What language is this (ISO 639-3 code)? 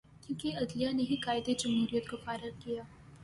urd